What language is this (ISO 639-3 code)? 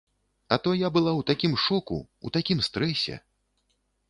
bel